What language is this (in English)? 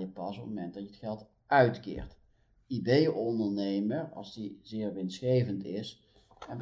Dutch